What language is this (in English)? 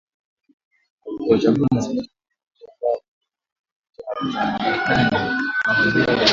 Swahili